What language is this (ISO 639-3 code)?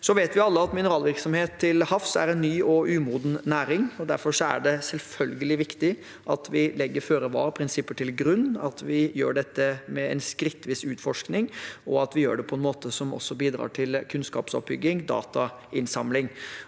nor